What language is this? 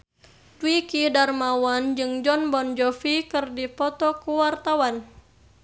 Sundanese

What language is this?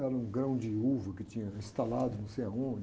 Portuguese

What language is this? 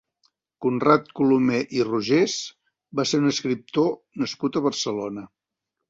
Catalan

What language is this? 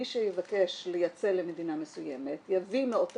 Hebrew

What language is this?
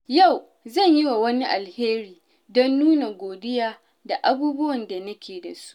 Hausa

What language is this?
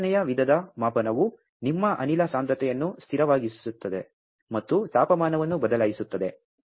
Kannada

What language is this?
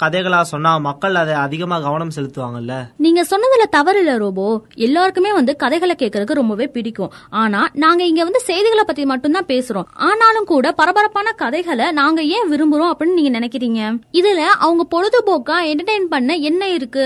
Tamil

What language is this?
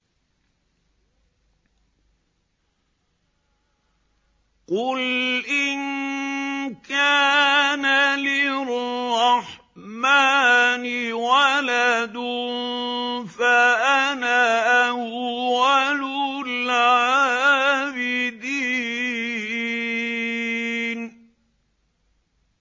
Arabic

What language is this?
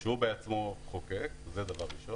Hebrew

